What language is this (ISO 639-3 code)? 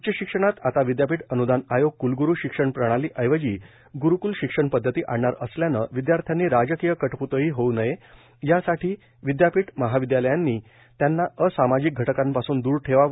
mar